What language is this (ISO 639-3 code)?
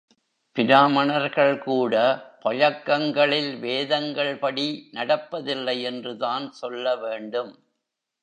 tam